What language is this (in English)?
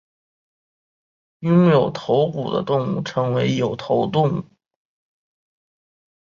Chinese